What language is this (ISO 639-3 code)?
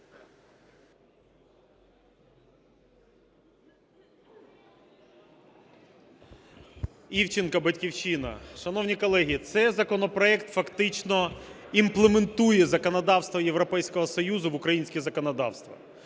ukr